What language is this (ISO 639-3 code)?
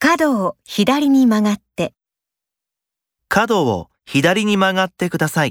jpn